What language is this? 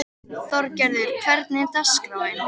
Icelandic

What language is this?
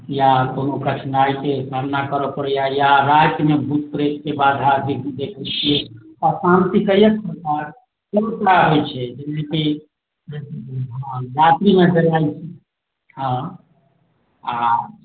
Maithili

